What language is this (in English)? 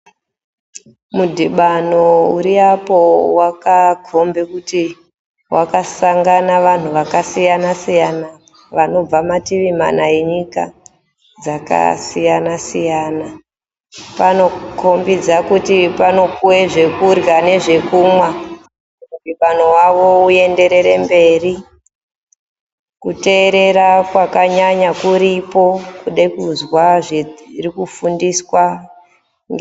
Ndau